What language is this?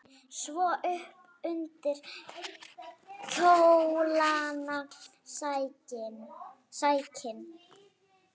Icelandic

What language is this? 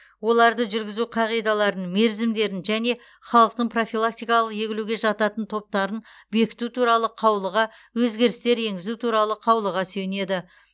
Kazakh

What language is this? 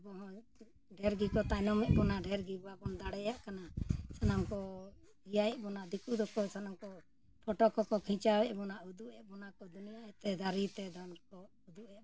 Santali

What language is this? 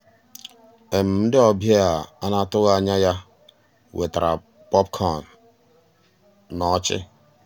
Igbo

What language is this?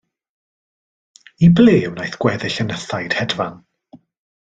Welsh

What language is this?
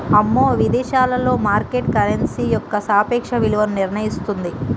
Telugu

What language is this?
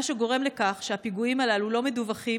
Hebrew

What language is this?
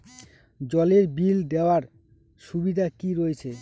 Bangla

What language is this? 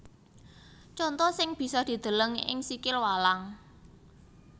Javanese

